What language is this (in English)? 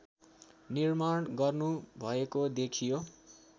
Nepali